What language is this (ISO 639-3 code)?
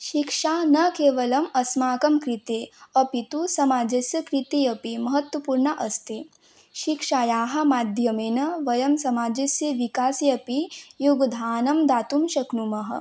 san